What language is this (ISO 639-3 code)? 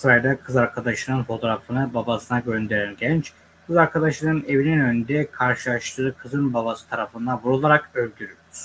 tur